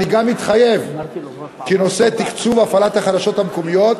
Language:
Hebrew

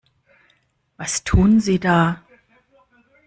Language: German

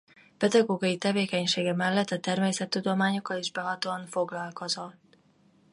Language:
Hungarian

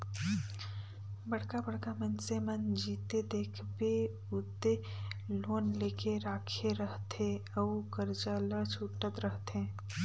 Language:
Chhattisgarhi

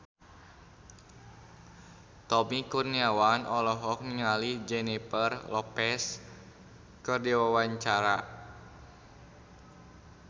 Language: Sundanese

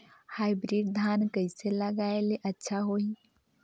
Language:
Chhattisgarhi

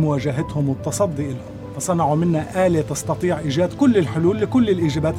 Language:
Arabic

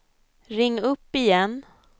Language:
Swedish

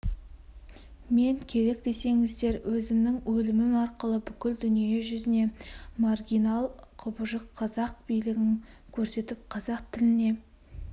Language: Kazakh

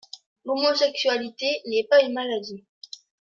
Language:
French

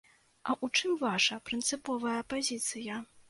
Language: Belarusian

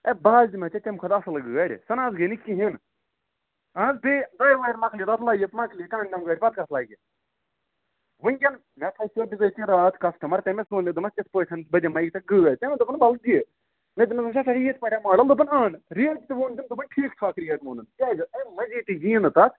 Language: Kashmiri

